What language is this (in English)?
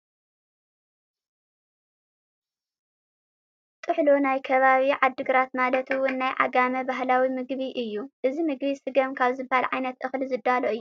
Tigrinya